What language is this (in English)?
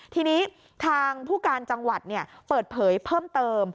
Thai